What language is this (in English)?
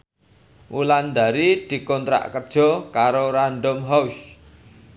Javanese